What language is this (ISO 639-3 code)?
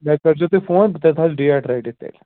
kas